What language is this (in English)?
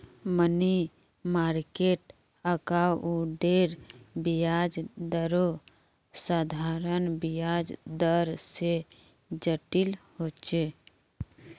Magahi